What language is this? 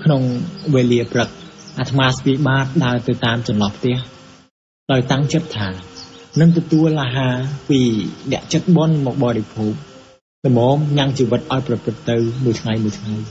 Thai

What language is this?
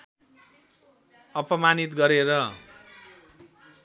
Nepali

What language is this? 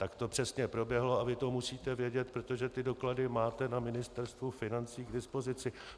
Czech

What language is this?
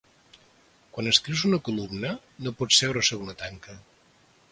Catalan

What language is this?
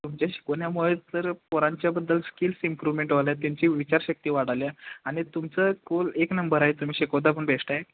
Marathi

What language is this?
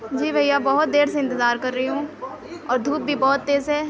Urdu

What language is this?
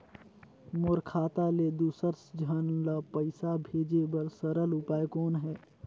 Chhattisgarhi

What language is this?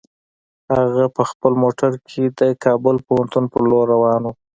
Pashto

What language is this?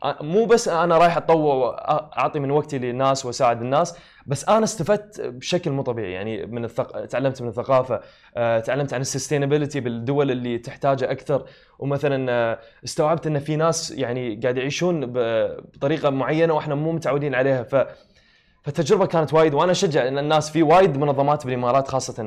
Arabic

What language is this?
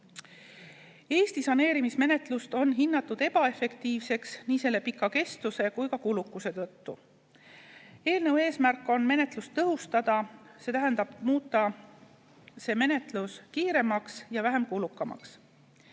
Estonian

